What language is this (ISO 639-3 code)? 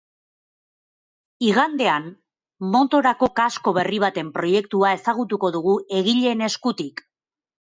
eus